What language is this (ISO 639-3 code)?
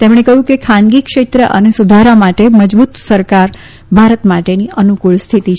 guj